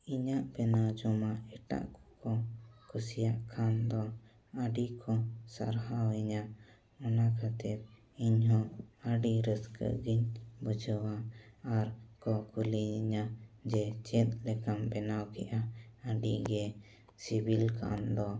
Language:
Santali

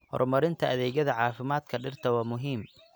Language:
Somali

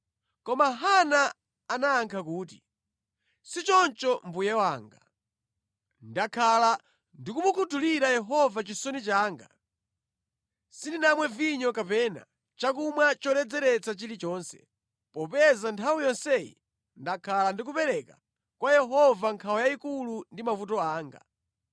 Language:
Nyanja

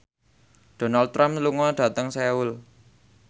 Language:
Javanese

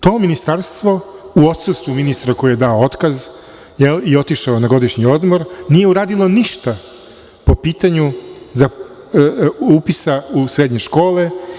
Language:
Serbian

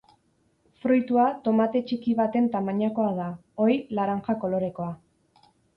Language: Basque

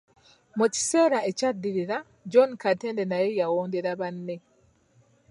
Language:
Ganda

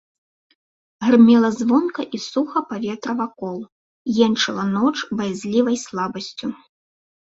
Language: Belarusian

